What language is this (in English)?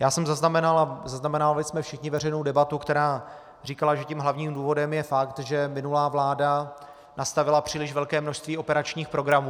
Czech